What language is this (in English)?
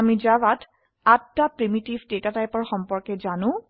Assamese